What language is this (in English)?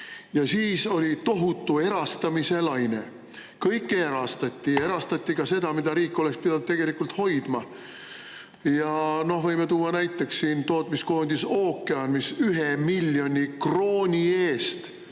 Estonian